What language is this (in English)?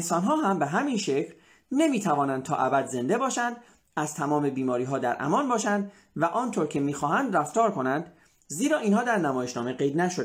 Persian